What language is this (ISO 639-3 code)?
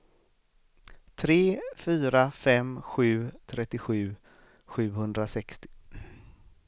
swe